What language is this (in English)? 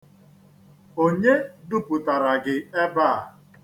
Igbo